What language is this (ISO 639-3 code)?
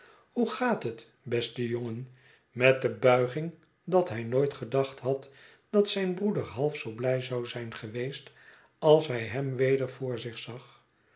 nld